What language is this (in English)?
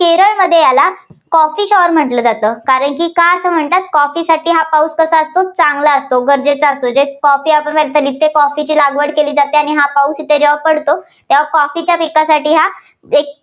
Marathi